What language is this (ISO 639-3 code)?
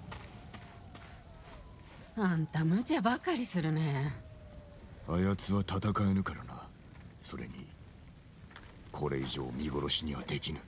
jpn